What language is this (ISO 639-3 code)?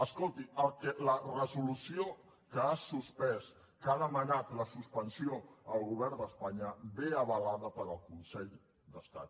cat